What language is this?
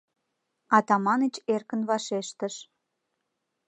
Mari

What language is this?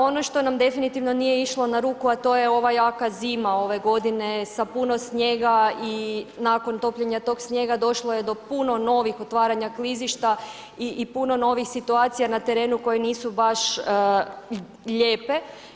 Croatian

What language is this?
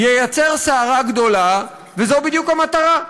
Hebrew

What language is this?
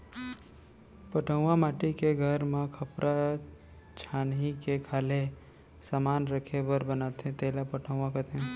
Chhattisgarhi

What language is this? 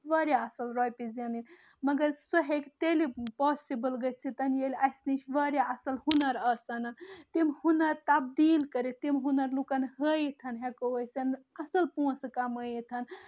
Kashmiri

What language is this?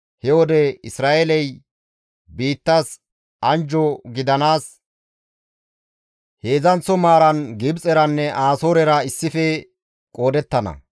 Gamo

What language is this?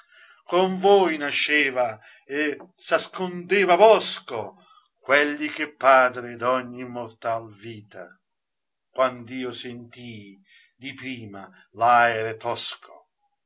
Italian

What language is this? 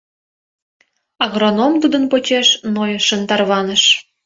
Mari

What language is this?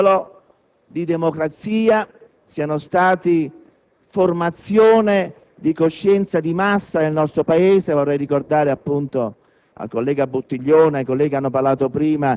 Italian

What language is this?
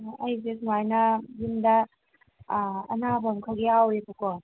Manipuri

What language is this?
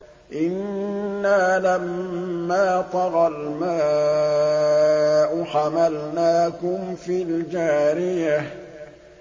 Arabic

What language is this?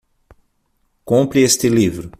Portuguese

